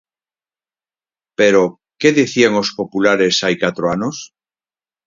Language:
Galician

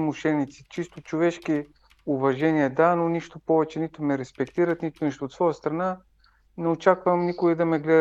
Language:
Bulgarian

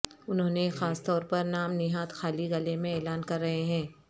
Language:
Urdu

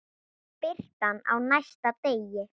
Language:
Icelandic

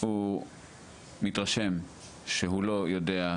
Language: Hebrew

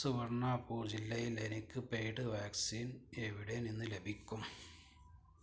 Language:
Malayalam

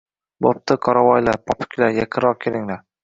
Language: Uzbek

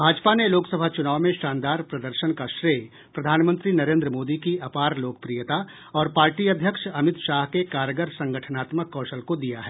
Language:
Hindi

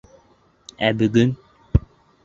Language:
Bashkir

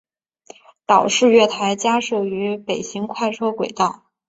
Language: Chinese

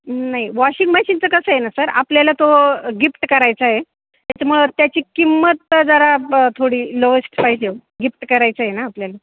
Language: Marathi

